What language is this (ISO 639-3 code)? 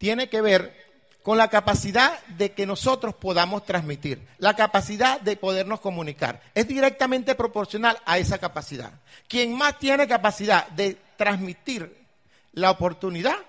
spa